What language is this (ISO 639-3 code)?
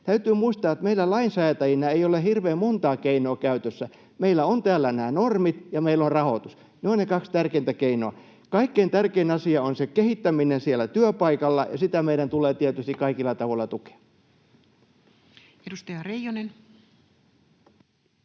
fin